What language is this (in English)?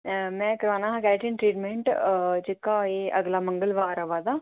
Dogri